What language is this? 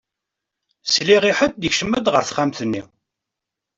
Kabyle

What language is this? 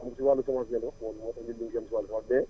Wolof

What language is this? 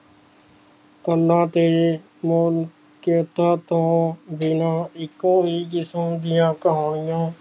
Punjabi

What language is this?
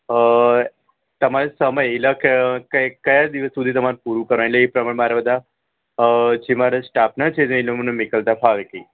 Gujarati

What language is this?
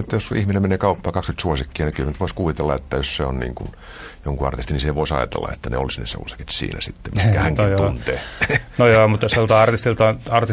Finnish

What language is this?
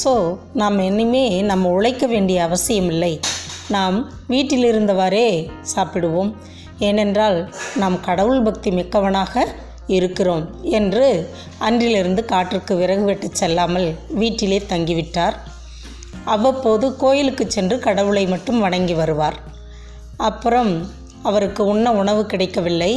Tamil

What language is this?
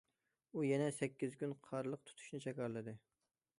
Uyghur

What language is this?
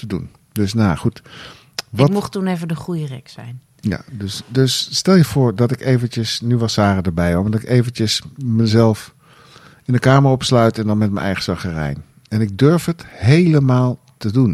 Dutch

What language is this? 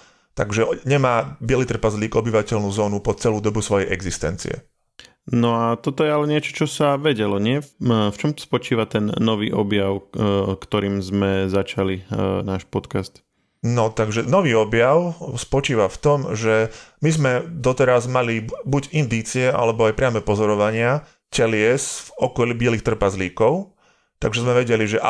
Slovak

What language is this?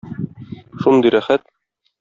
Tatar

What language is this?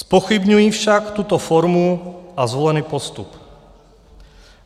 Czech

